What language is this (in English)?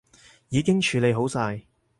Cantonese